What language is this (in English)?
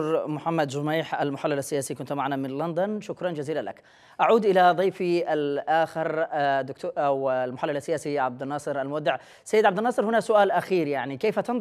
Arabic